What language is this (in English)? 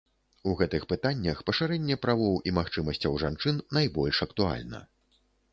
Belarusian